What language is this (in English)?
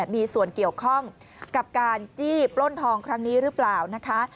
Thai